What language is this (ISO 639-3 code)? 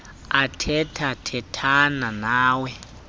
xho